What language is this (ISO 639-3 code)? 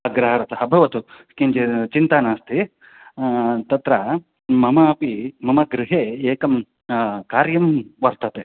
san